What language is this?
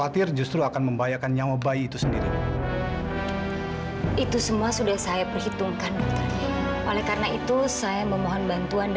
Indonesian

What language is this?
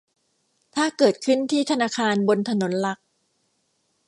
Thai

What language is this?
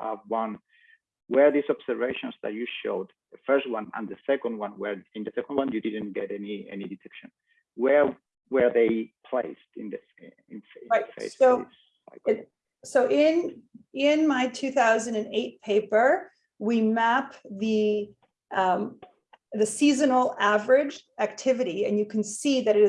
English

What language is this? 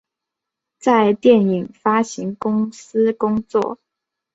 Chinese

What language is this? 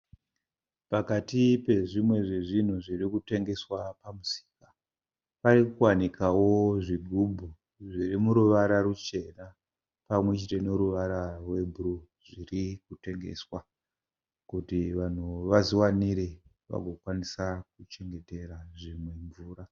Shona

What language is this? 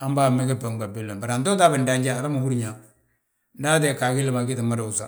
Balanta-Ganja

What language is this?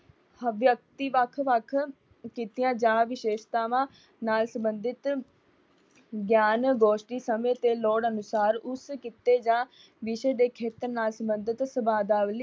Punjabi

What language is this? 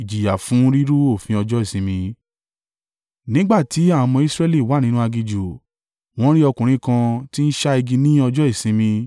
Yoruba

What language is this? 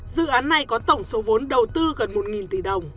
Vietnamese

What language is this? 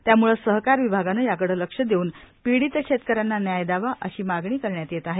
Marathi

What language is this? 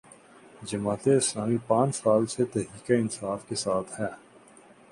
Urdu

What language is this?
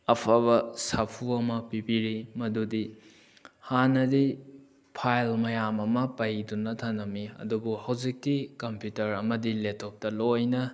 Manipuri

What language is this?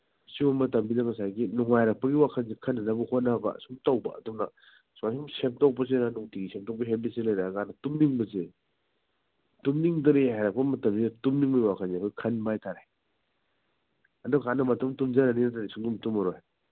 Manipuri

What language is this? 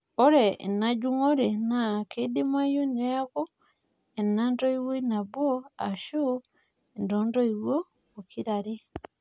Masai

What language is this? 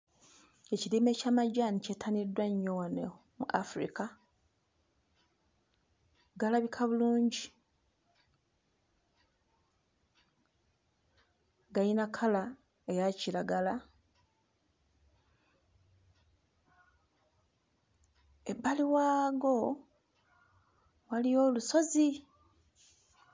Ganda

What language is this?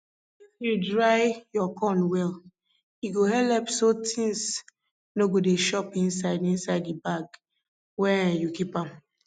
Nigerian Pidgin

